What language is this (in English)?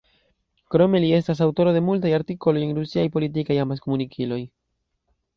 Esperanto